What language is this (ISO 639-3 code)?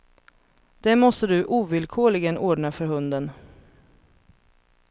swe